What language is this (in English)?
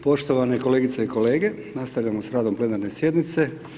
Croatian